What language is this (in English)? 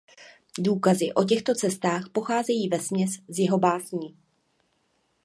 Czech